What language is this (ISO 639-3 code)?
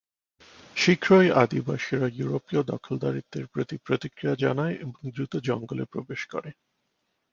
ben